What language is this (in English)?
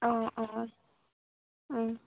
Assamese